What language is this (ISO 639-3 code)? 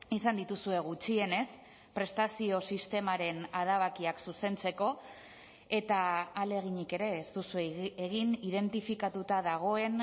eus